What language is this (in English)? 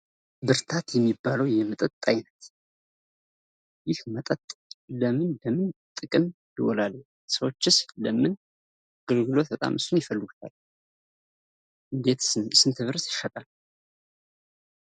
Amharic